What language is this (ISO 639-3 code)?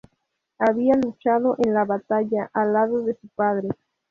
spa